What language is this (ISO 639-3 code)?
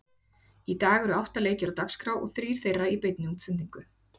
isl